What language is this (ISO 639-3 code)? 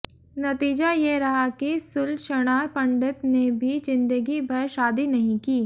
hin